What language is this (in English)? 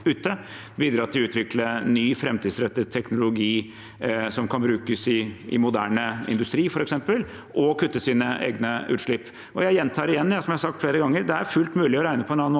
Norwegian